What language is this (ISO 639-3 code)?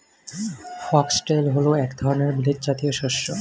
ben